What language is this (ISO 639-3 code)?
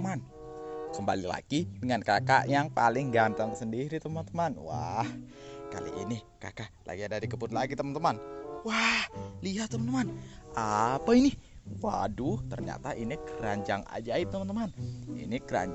ind